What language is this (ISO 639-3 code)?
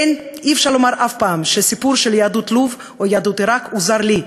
heb